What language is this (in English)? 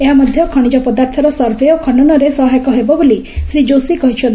Odia